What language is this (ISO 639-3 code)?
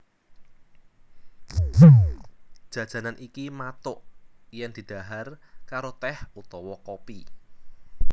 jav